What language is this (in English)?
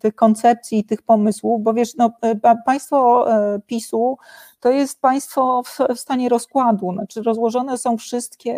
Polish